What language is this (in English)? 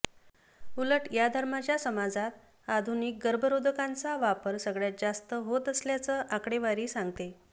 Marathi